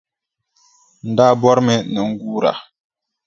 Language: Dagbani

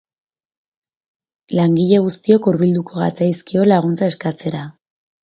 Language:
Basque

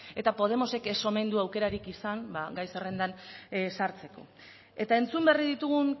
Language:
Basque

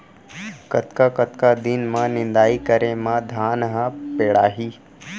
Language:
Chhattisgarhi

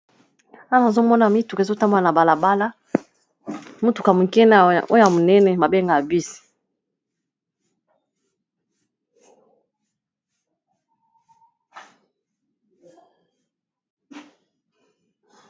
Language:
Lingala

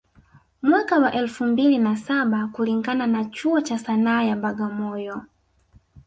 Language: Swahili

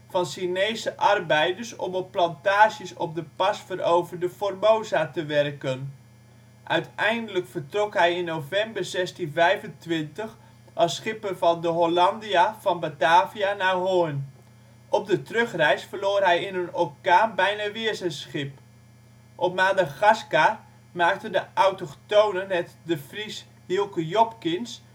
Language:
Dutch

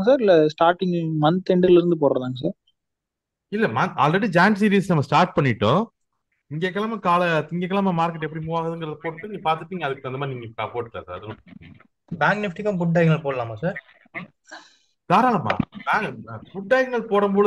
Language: Tamil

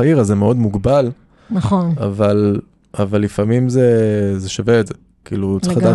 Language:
Hebrew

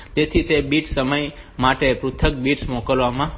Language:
Gujarati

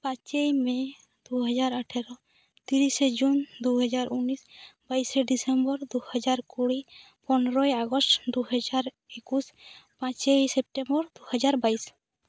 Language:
Santali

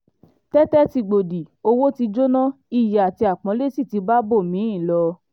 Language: Yoruba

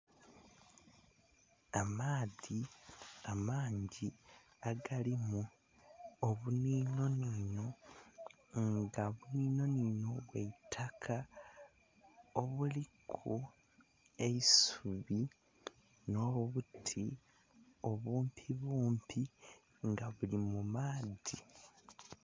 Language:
Soga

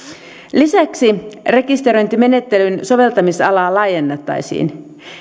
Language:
Finnish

